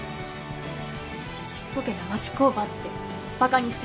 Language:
Japanese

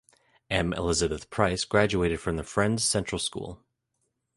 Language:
English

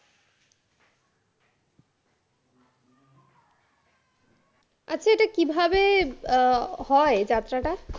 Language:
Bangla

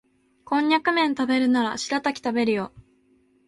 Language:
Japanese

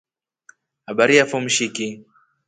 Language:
Rombo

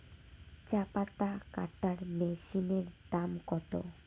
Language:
Bangla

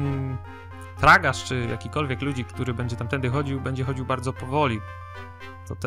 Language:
Polish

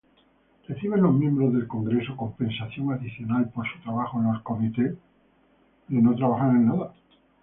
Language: Spanish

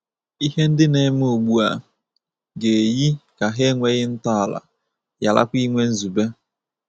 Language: Igbo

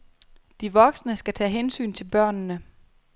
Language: Danish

